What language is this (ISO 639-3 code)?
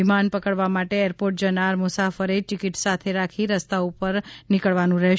guj